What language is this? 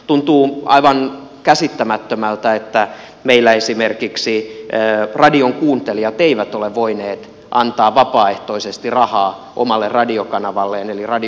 Finnish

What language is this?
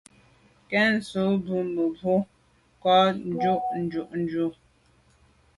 Medumba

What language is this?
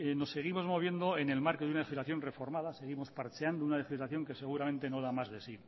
Spanish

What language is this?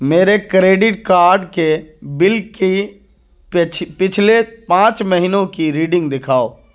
Urdu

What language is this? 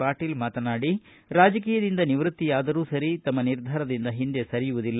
Kannada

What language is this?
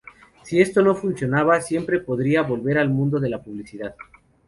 Spanish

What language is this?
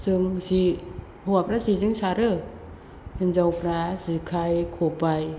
Bodo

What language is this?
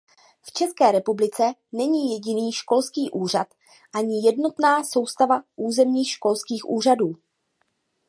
Czech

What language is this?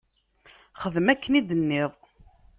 Kabyle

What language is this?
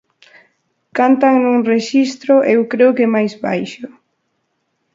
Galician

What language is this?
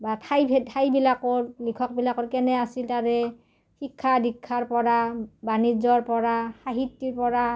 Assamese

